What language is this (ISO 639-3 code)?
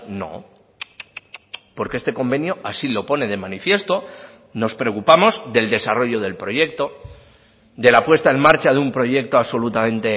spa